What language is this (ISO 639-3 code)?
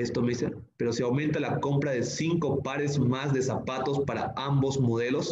spa